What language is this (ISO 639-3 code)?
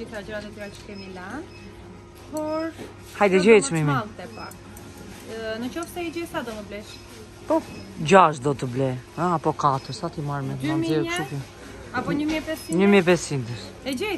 ron